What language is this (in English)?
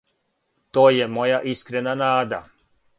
Serbian